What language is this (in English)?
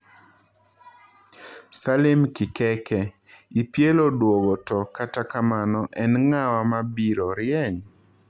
Luo (Kenya and Tanzania)